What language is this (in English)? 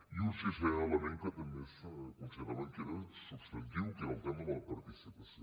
Catalan